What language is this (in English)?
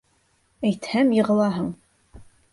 Bashkir